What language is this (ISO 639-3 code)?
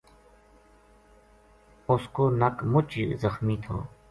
gju